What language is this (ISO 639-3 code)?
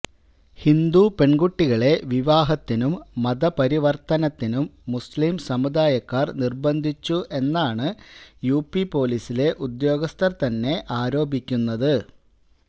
mal